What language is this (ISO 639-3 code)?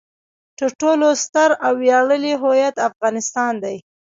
pus